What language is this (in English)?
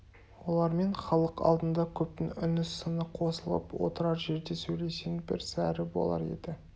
Kazakh